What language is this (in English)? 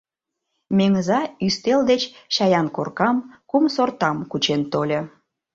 Mari